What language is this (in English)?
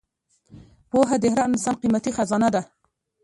Pashto